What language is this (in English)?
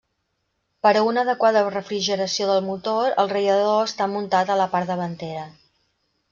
Catalan